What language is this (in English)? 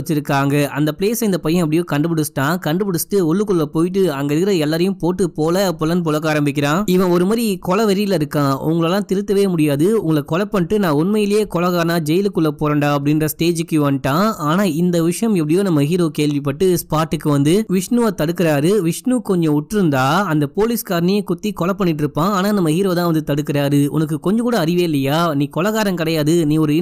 Tamil